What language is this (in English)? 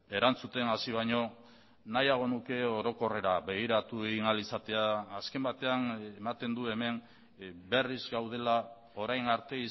Basque